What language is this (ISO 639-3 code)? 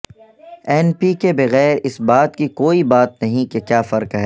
urd